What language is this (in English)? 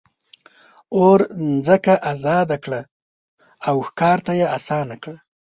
Pashto